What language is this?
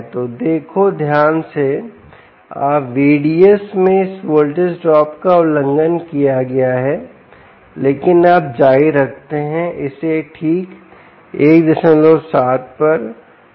Hindi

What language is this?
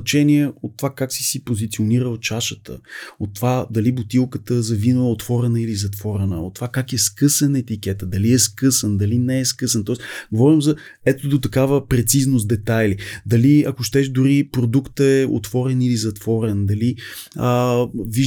Bulgarian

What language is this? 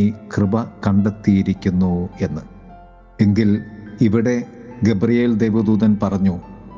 Malayalam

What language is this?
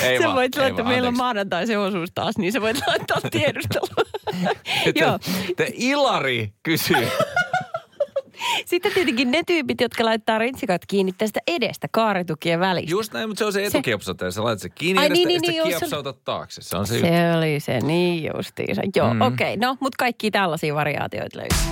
Finnish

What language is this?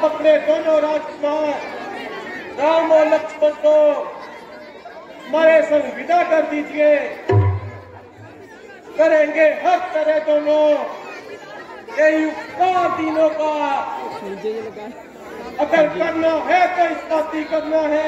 Arabic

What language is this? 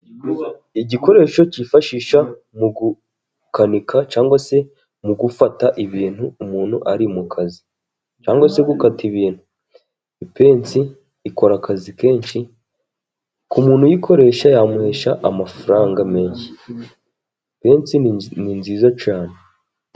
Kinyarwanda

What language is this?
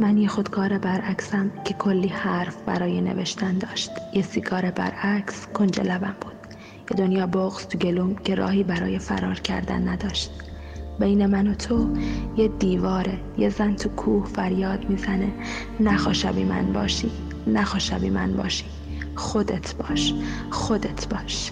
Persian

